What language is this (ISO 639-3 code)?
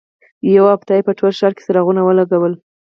pus